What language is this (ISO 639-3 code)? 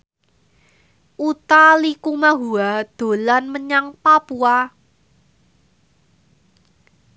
jav